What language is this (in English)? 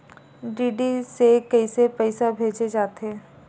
Chhattisgarhi